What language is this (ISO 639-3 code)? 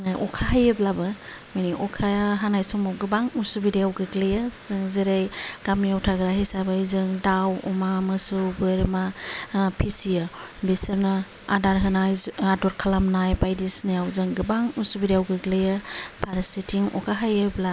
brx